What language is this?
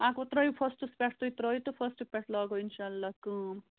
Kashmiri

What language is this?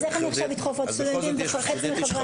Hebrew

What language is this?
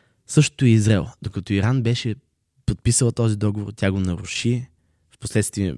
Bulgarian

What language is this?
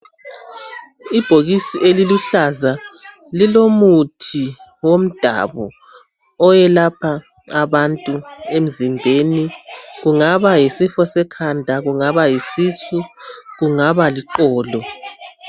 North Ndebele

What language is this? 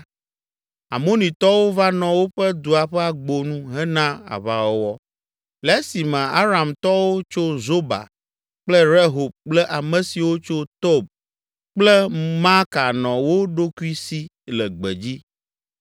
Ewe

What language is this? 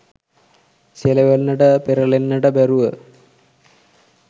Sinhala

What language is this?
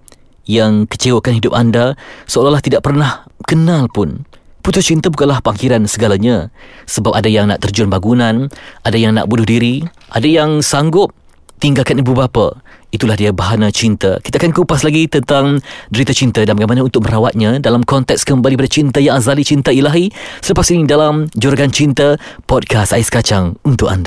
Malay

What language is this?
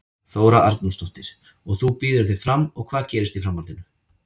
Icelandic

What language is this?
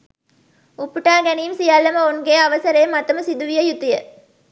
Sinhala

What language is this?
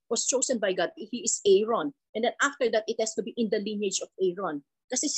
Filipino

